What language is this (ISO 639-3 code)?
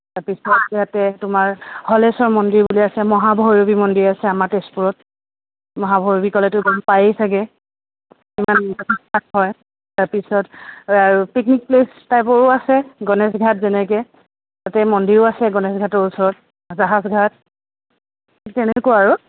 asm